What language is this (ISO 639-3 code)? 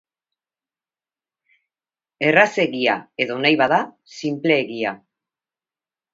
eus